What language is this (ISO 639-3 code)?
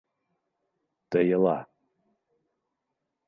bak